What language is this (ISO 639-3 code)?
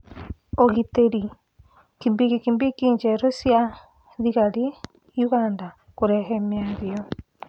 kik